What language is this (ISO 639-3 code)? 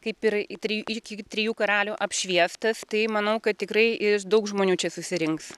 lit